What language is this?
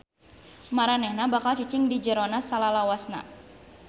Sundanese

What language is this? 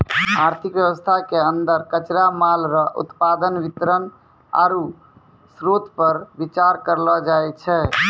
Maithili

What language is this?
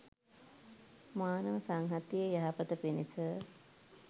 Sinhala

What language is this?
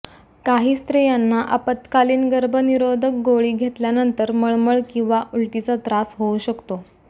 Marathi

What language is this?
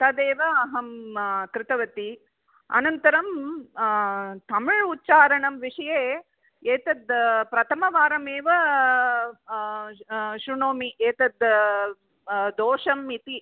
Sanskrit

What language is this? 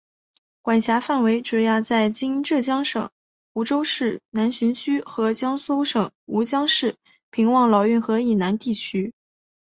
Chinese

